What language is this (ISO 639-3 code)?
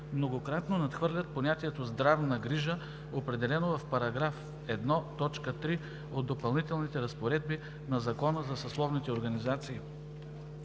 bul